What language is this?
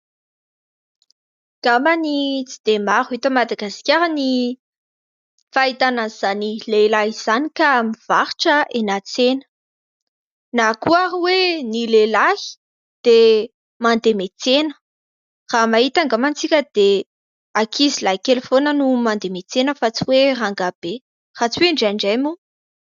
Malagasy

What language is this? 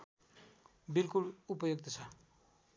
Nepali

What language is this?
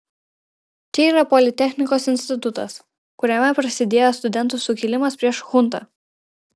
Lithuanian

